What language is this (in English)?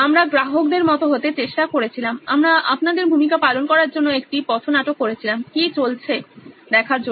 Bangla